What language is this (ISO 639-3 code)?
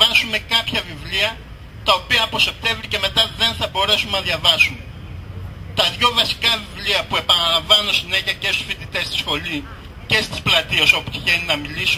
ell